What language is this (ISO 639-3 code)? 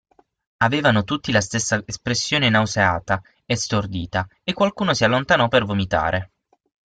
ita